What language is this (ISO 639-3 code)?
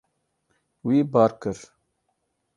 kur